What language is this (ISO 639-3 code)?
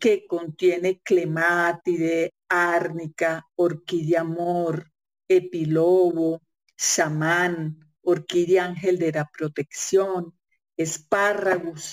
spa